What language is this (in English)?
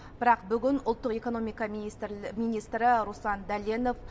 Kazakh